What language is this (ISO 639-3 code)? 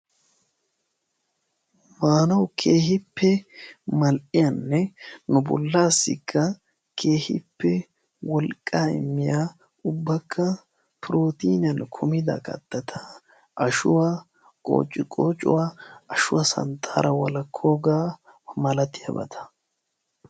wal